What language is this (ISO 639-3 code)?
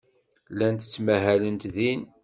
kab